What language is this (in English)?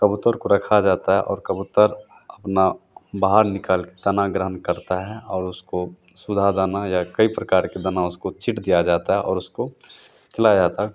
Hindi